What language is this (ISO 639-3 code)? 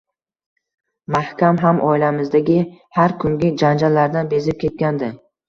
uzb